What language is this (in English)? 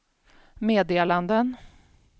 Swedish